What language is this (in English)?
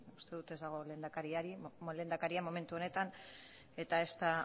Basque